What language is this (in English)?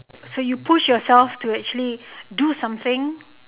English